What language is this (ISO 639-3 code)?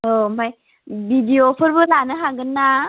brx